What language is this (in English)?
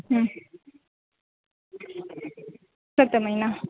Sindhi